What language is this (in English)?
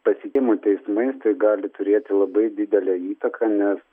Lithuanian